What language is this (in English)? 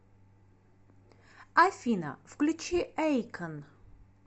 Russian